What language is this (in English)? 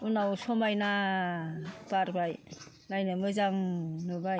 Bodo